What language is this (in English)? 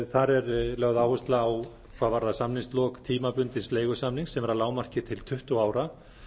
Icelandic